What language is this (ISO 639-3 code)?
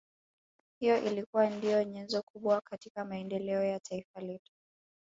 swa